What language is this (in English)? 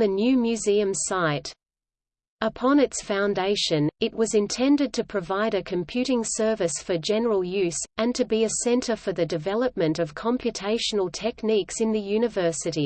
English